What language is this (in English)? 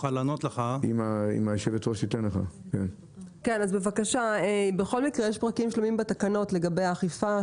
Hebrew